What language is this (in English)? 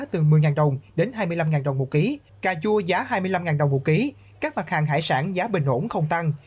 Vietnamese